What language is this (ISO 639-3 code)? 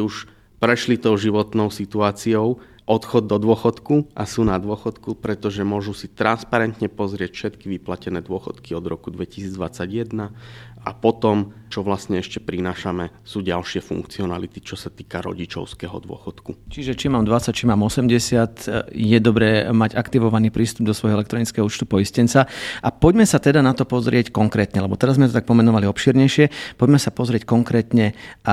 slk